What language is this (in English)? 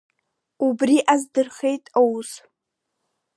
Abkhazian